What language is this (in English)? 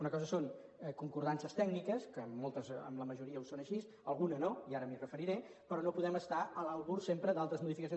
Catalan